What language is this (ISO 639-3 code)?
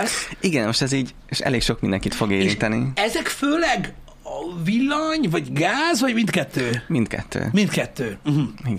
hun